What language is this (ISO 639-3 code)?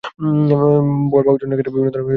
ben